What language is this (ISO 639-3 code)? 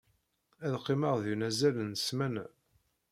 kab